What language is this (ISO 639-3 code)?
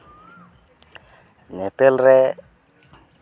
sat